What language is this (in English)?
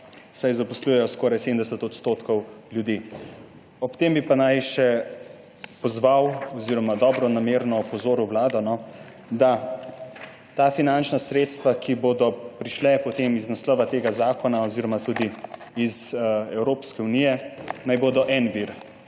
Slovenian